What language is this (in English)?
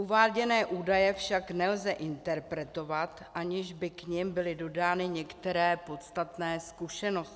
Czech